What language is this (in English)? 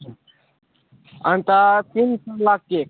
Nepali